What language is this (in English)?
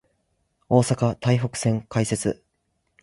Japanese